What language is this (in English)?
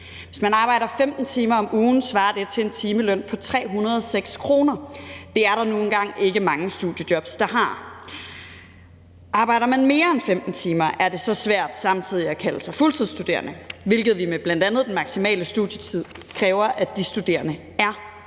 Danish